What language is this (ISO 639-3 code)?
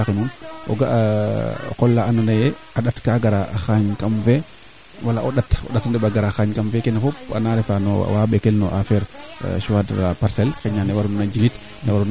srr